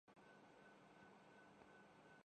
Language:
Urdu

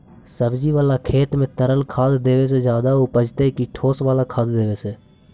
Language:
Magahi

